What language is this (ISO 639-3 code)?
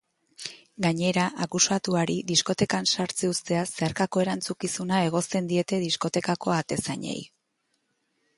eus